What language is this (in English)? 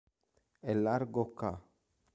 Italian